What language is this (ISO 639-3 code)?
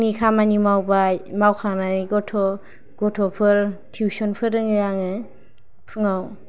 brx